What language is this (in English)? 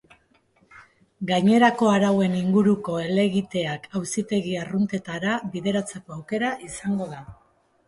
Basque